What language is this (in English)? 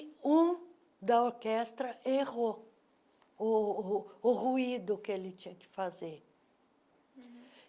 Portuguese